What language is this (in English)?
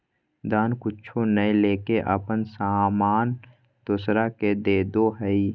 Magahi